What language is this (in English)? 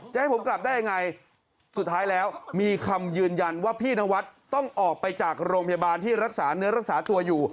Thai